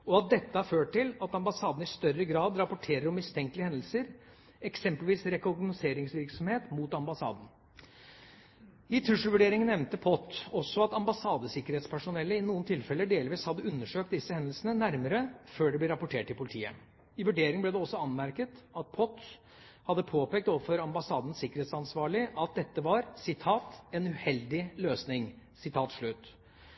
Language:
Norwegian Bokmål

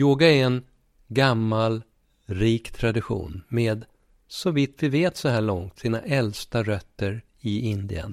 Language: Swedish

